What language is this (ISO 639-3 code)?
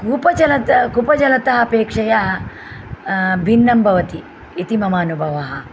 san